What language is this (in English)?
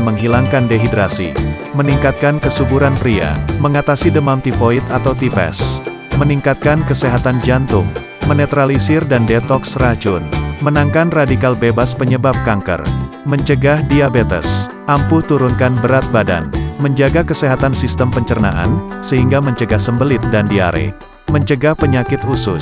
Indonesian